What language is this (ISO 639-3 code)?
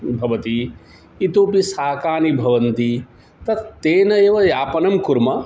san